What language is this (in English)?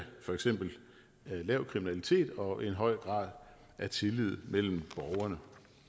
Danish